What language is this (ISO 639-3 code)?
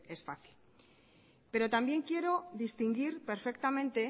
spa